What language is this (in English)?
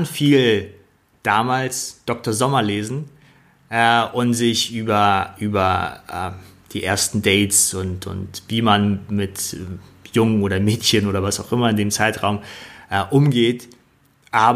German